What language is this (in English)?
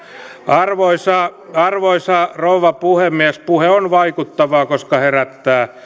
Finnish